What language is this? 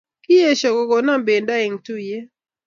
Kalenjin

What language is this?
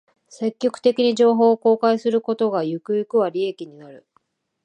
Japanese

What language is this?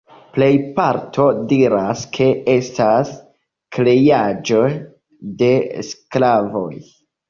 Esperanto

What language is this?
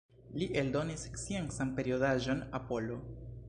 Esperanto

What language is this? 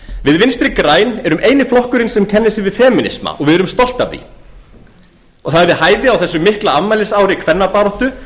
Icelandic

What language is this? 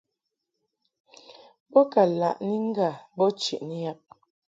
Mungaka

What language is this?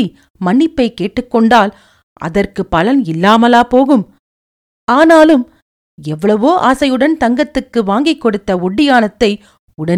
Tamil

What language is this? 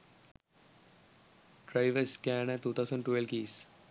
Sinhala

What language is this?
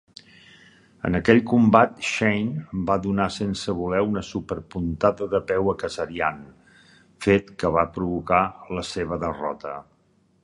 Catalan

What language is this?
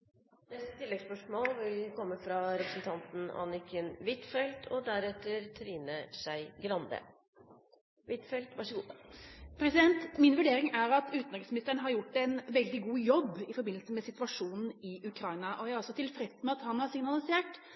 Norwegian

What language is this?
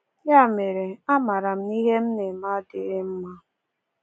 Igbo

